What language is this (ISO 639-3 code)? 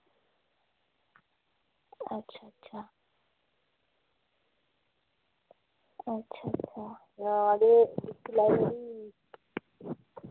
doi